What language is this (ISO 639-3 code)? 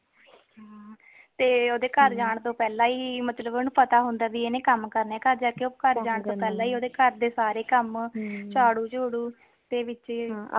pan